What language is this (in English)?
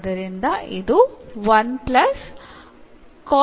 Malayalam